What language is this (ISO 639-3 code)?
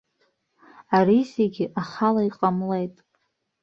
abk